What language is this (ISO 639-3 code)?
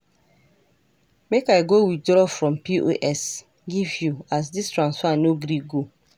pcm